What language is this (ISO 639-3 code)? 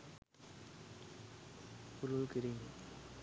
sin